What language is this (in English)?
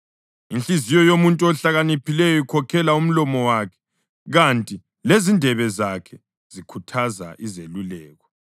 North Ndebele